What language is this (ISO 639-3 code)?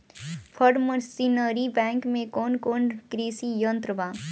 bho